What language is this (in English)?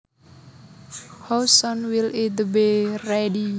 Javanese